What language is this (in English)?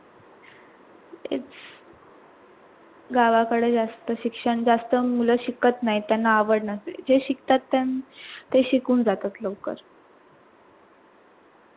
Marathi